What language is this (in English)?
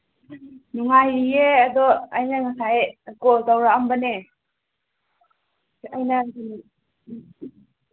Manipuri